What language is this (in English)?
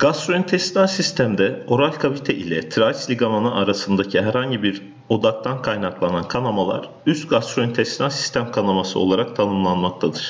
Turkish